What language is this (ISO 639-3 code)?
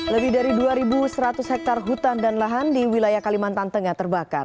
ind